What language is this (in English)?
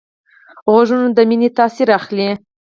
Pashto